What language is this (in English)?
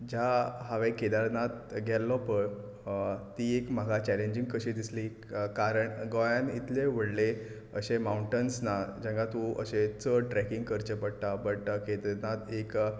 Konkani